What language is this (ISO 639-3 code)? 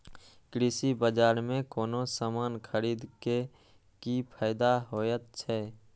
mai